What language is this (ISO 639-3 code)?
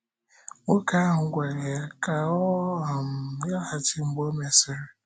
ibo